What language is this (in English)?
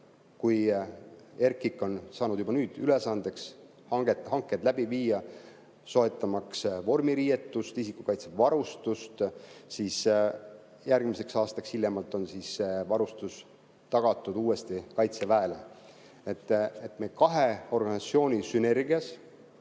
Estonian